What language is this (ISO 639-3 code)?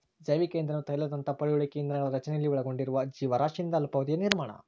kan